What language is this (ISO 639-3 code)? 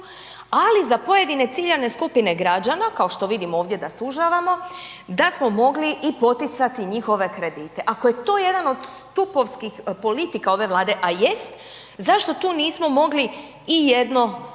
hrv